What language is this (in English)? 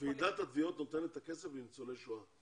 Hebrew